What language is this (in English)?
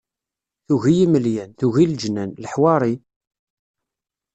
Kabyle